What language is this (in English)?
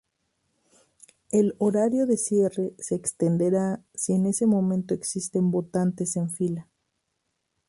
Spanish